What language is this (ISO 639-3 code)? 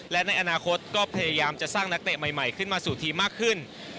tha